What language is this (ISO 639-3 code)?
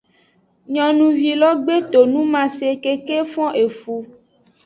ajg